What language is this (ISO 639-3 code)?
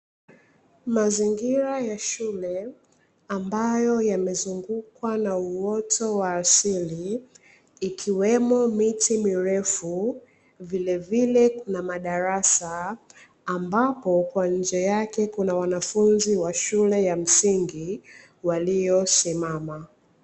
swa